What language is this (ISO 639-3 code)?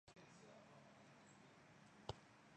zho